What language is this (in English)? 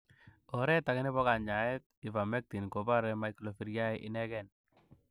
Kalenjin